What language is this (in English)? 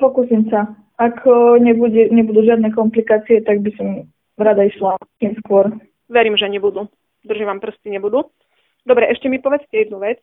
Slovak